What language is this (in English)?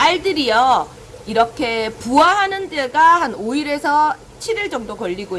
Korean